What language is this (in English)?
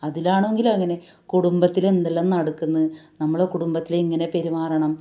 Malayalam